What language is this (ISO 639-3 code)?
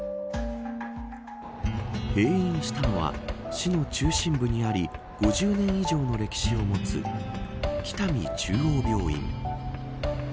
jpn